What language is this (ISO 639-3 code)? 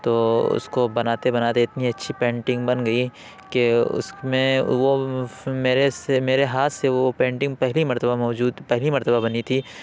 urd